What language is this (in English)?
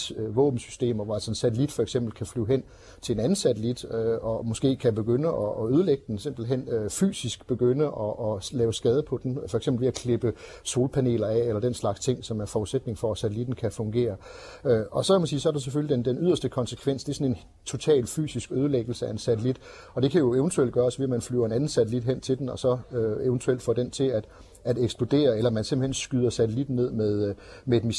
Danish